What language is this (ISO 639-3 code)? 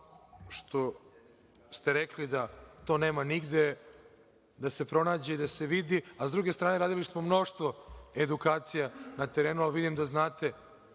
srp